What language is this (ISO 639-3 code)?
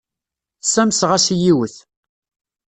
kab